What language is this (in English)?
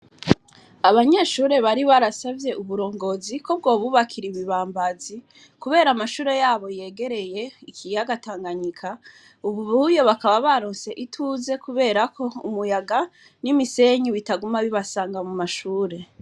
Rundi